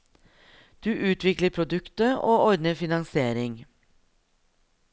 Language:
Norwegian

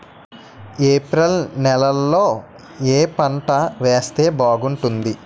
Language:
Telugu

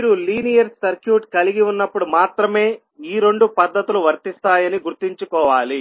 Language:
Telugu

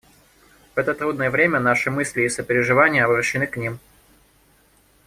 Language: Russian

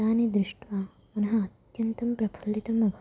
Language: Sanskrit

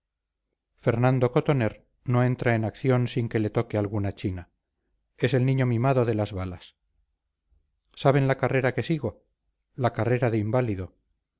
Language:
Spanish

